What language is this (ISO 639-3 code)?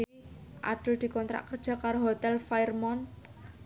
jav